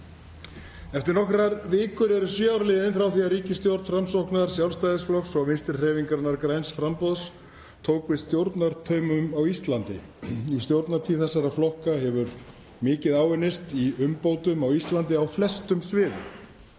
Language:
Icelandic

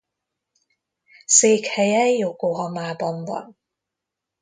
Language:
Hungarian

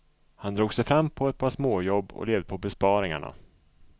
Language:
Swedish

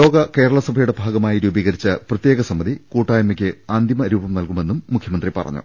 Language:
Malayalam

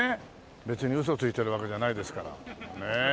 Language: Japanese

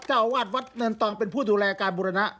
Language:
Thai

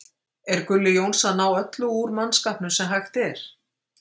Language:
Icelandic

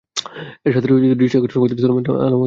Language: Bangla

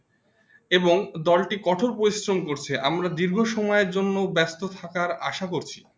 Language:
Bangla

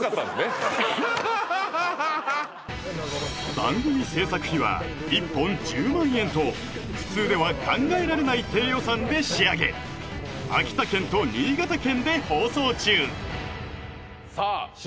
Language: Japanese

